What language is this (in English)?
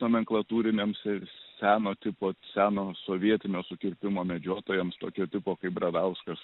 Lithuanian